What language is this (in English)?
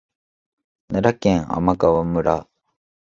Japanese